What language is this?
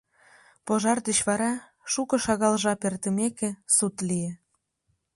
Mari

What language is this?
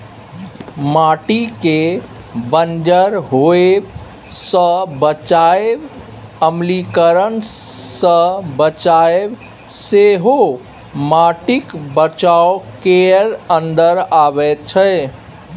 Maithili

